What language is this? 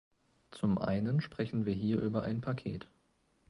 German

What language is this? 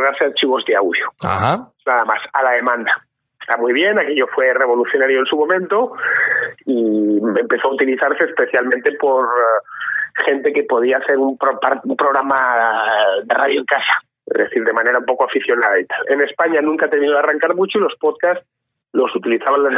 Spanish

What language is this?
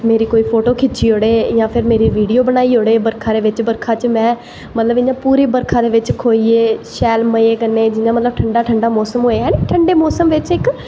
Dogri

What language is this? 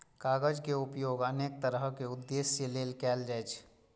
Maithili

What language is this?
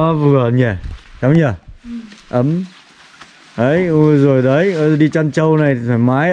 Vietnamese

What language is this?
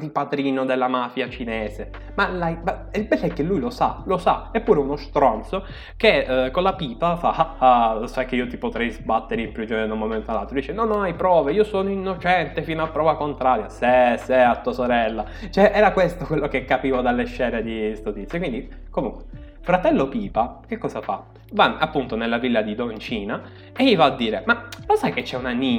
Italian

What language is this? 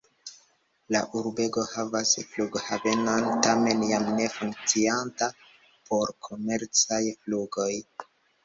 Esperanto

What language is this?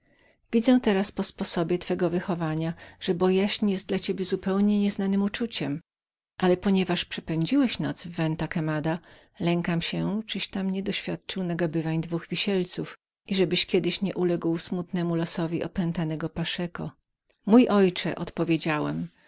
Polish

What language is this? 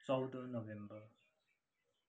Nepali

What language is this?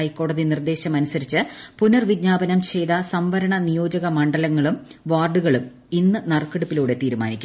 Malayalam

